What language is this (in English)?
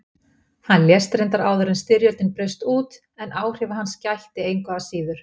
Icelandic